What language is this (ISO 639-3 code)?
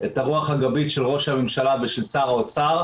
heb